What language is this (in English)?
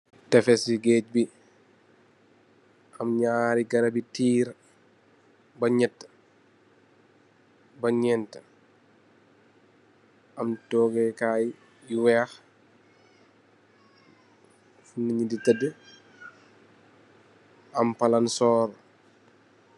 Wolof